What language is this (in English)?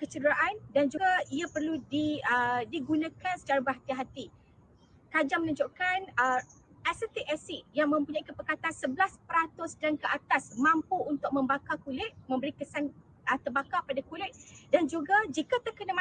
Malay